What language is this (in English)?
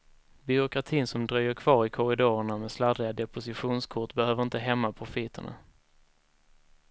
Swedish